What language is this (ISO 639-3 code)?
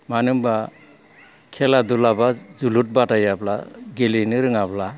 brx